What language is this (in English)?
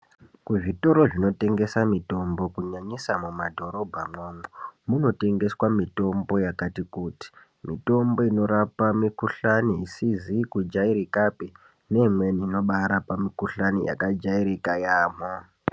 Ndau